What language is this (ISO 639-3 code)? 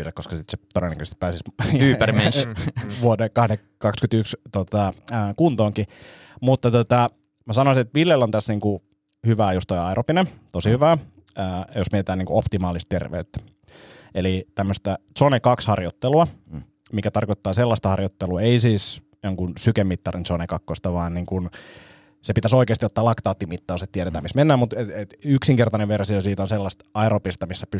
fin